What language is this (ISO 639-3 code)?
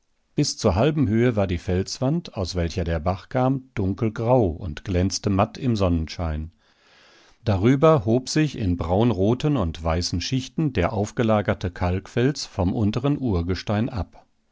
deu